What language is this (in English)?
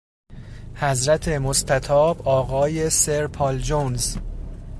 Persian